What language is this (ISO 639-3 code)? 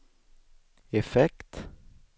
swe